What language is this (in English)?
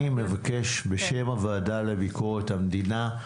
Hebrew